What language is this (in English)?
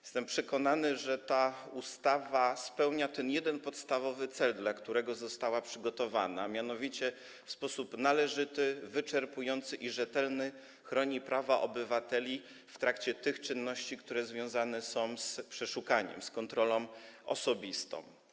Polish